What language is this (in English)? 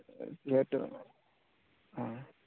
Assamese